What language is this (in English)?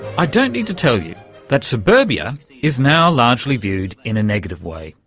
English